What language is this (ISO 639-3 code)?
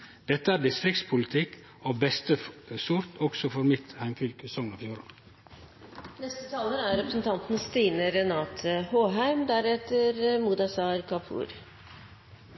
nor